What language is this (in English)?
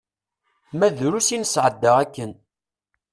Kabyle